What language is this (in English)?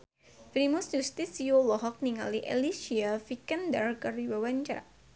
Sundanese